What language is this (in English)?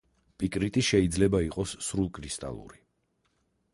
Georgian